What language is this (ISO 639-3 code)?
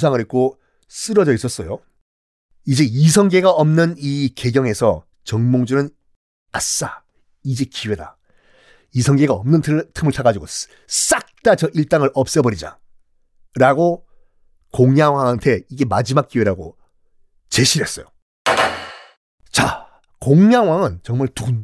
kor